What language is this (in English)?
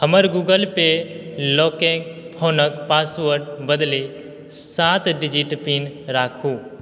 Maithili